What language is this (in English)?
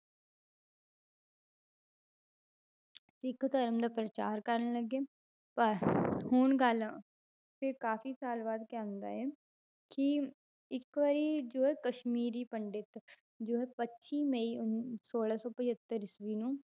Punjabi